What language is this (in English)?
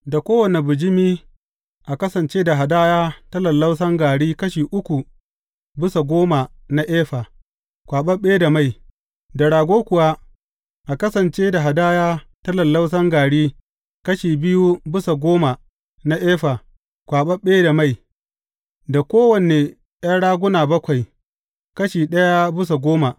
Hausa